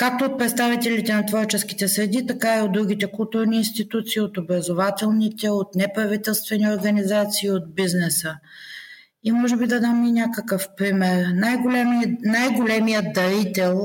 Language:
Bulgarian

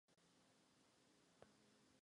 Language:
Czech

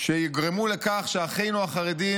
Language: Hebrew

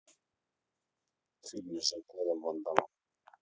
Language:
Russian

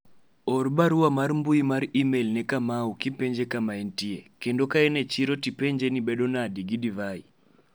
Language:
Luo (Kenya and Tanzania)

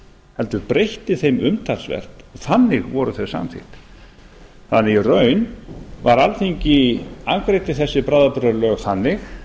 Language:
Icelandic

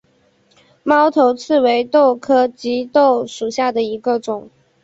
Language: Chinese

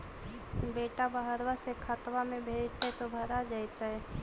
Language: Magahi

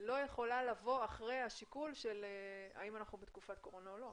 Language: Hebrew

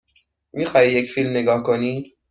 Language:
Persian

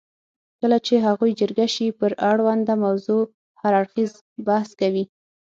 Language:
Pashto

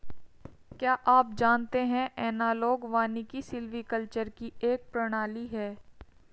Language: Hindi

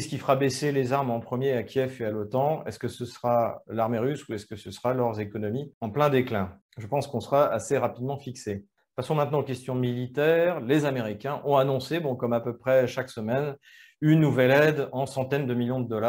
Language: French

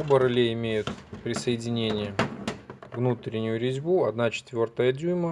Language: Russian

